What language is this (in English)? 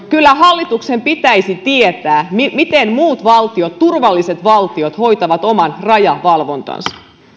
Finnish